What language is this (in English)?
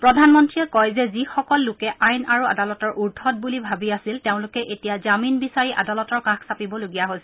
Assamese